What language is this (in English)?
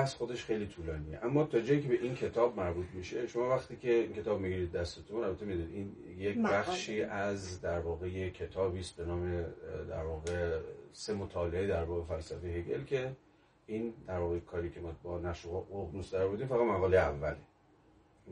Persian